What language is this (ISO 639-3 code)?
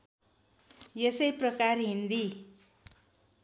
nep